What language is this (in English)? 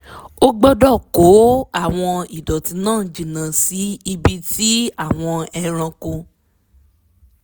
Yoruba